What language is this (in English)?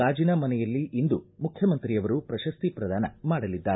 Kannada